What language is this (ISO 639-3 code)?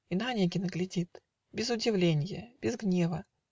rus